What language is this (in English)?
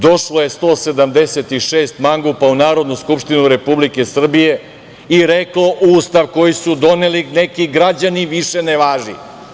Serbian